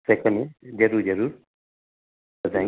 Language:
Sindhi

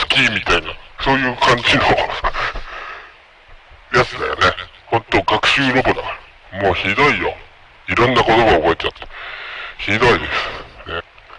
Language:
Japanese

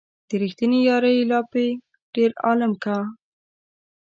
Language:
Pashto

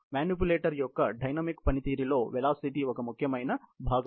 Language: Telugu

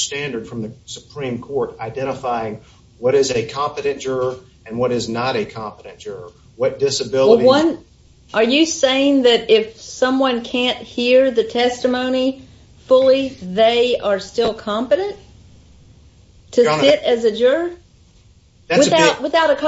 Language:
English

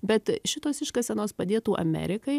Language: Lithuanian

